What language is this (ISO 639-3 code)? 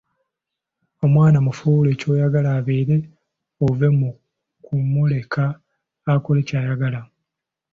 lug